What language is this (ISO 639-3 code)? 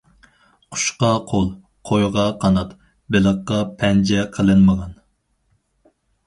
uig